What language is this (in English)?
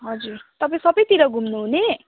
Nepali